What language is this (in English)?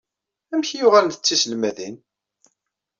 Kabyle